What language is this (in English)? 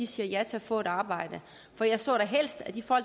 Danish